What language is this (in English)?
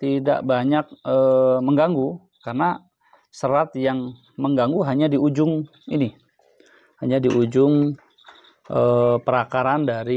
Indonesian